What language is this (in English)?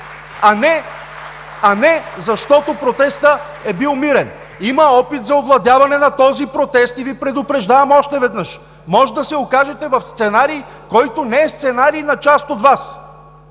Bulgarian